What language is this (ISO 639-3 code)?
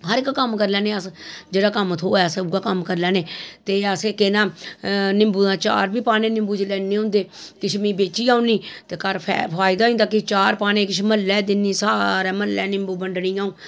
doi